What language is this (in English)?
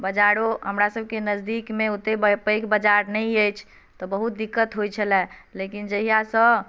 Maithili